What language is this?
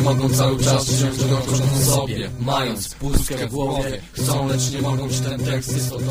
Polish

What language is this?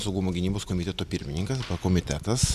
Lithuanian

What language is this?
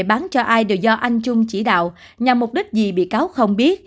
Vietnamese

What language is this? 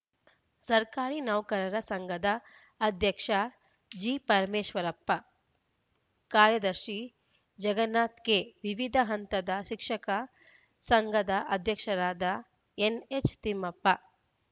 Kannada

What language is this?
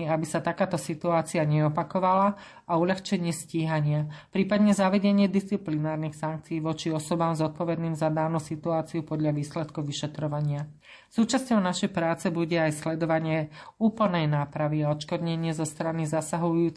Slovak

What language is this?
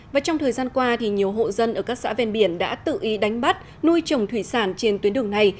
Vietnamese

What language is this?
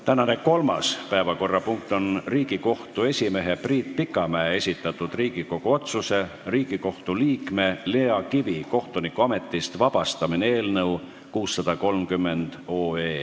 Estonian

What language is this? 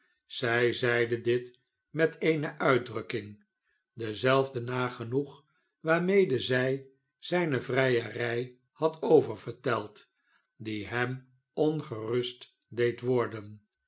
Dutch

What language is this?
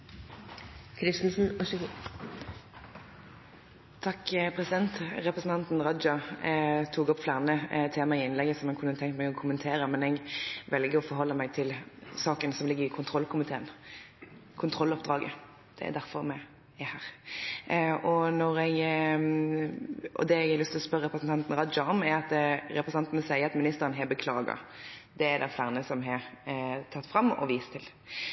Norwegian Bokmål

